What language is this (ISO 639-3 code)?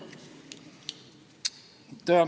est